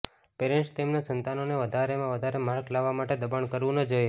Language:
Gujarati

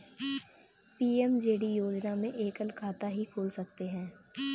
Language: Hindi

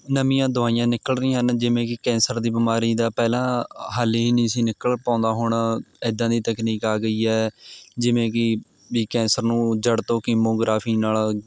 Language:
Punjabi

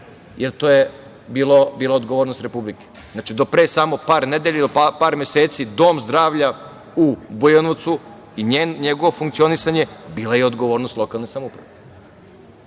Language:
Serbian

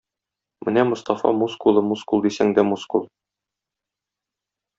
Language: Tatar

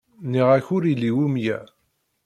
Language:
Kabyle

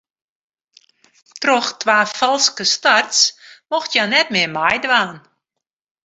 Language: Western Frisian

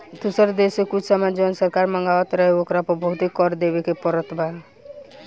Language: Bhojpuri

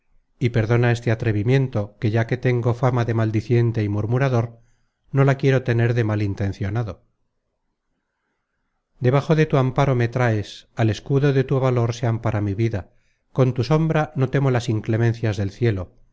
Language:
Spanish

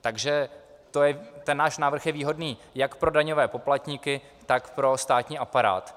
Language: Czech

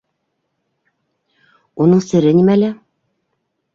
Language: Bashkir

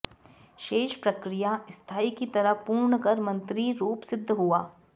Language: Sanskrit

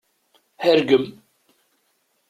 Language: Kabyle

